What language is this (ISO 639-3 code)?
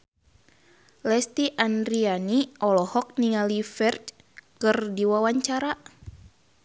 sun